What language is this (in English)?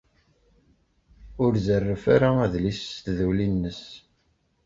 Kabyle